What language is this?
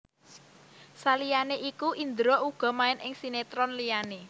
Javanese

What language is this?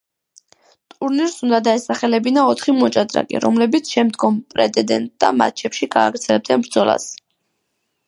Georgian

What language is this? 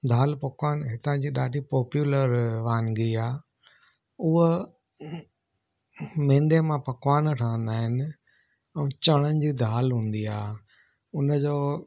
Sindhi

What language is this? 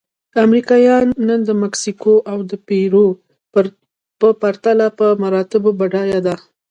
Pashto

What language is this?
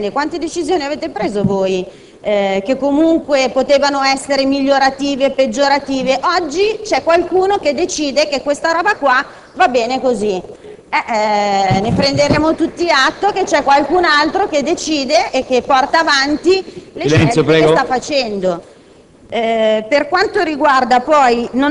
Italian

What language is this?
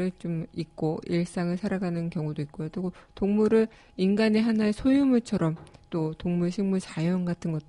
Korean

